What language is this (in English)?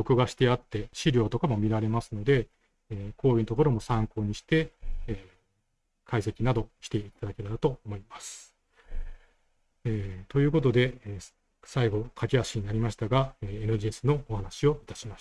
Japanese